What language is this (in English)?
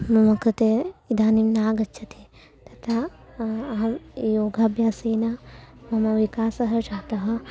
Sanskrit